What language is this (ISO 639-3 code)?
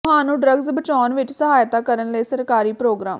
pan